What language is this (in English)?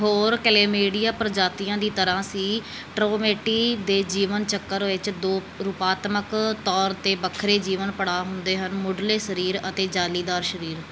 Punjabi